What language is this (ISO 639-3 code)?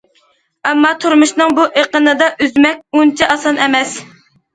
uig